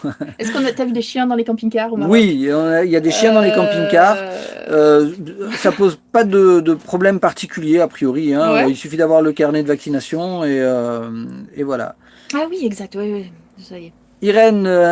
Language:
French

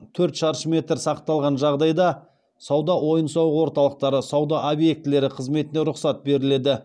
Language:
Kazakh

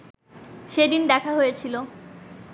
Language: Bangla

